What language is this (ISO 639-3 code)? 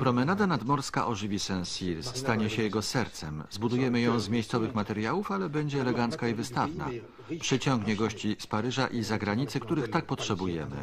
pol